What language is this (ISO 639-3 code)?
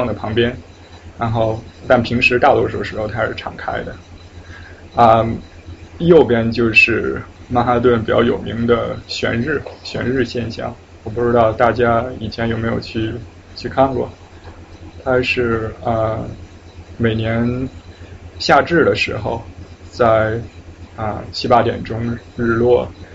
zho